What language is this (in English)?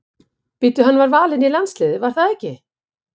Icelandic